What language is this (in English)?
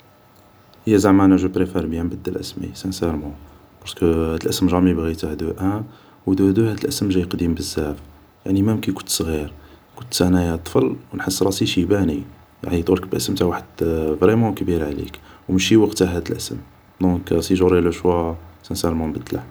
Algerian Arabic